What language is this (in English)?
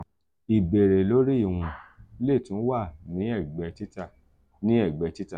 Yoruba